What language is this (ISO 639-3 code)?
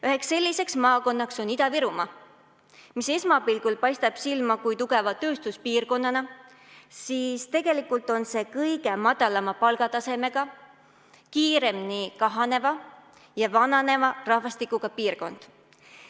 est